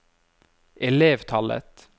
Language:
Norwegian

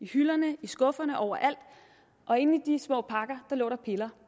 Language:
Danish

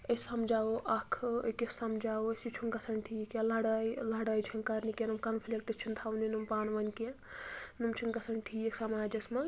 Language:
Kashmiri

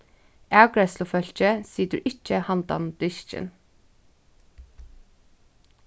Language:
Faroese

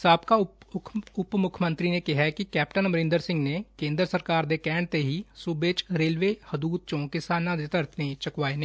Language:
Punjabi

